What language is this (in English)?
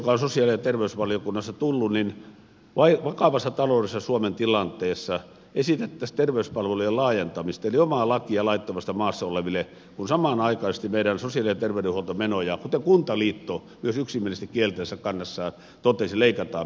Finnish